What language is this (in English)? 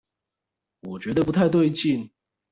Chinese